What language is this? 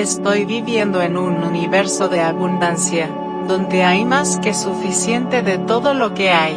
Spanish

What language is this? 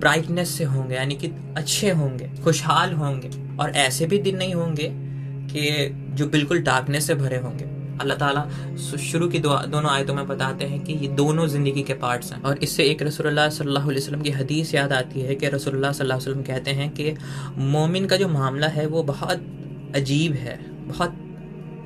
Hindi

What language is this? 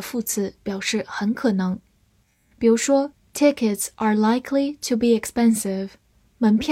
Chinese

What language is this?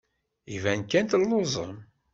Kabyle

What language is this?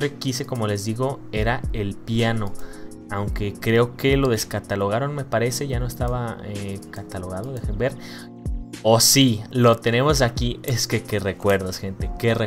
Spanish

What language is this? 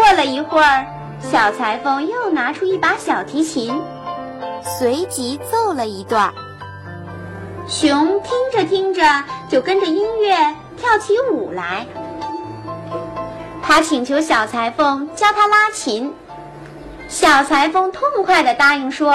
Chinese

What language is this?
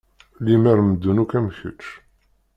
Kabyle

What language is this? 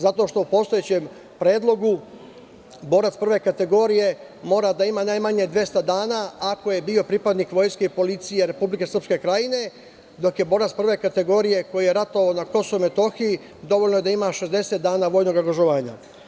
Serbian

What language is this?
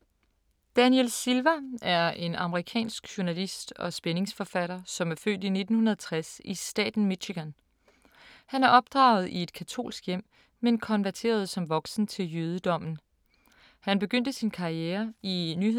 Danish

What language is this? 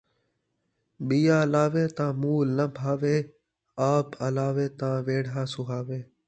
Saraiki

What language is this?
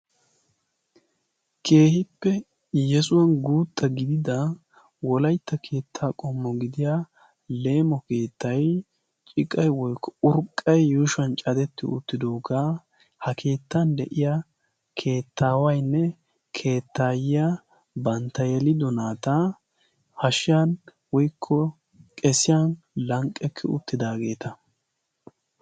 Wolaytta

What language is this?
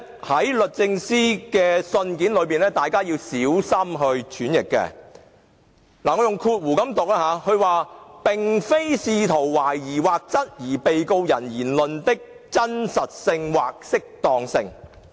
Cantonese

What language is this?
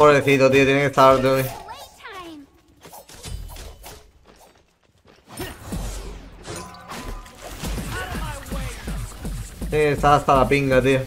Spanish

